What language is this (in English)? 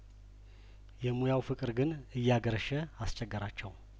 Amharic